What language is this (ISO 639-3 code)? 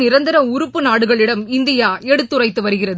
tam